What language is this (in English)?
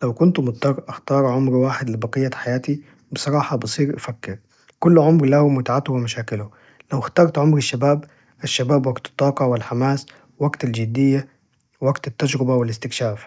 Najdi Arabic